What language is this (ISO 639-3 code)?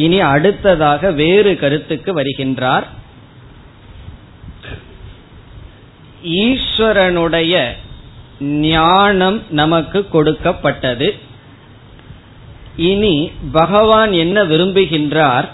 tam